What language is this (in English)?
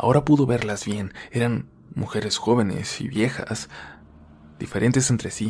Spanish